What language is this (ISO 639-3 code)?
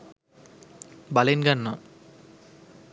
sin